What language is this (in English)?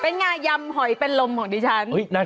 Thai